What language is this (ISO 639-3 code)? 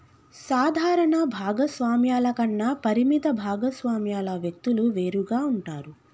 tel